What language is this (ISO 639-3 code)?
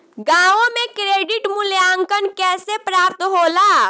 bho